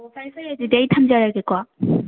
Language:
Manipuri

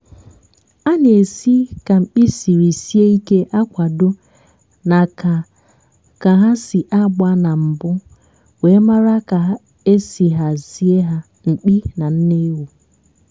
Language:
Igbo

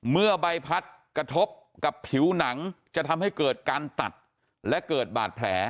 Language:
Thai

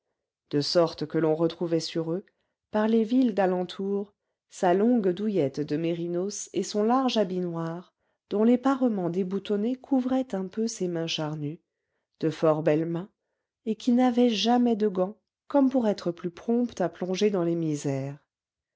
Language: French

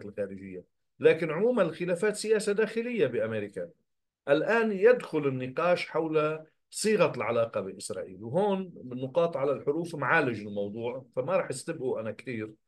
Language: Arabic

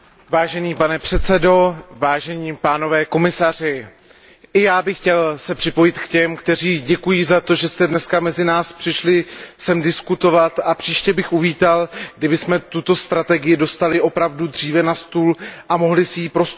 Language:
Czech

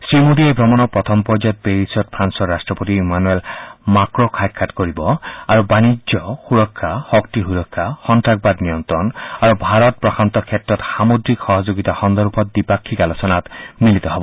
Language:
Assamese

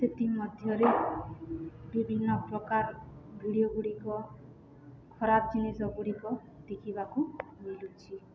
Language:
Odia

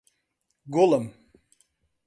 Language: Central Kurdish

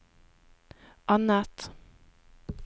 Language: Norwegian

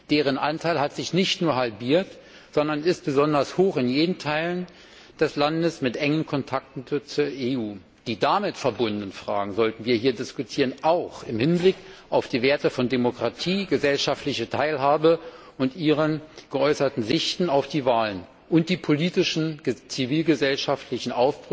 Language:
German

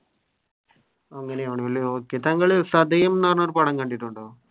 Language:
Malayalam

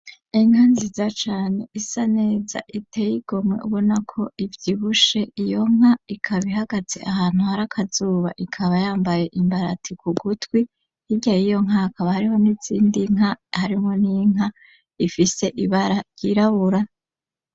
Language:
Rundi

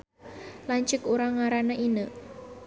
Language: Sundanese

